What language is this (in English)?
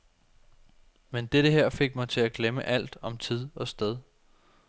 Danish